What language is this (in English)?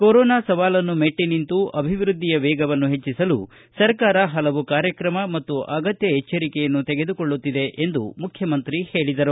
Kannada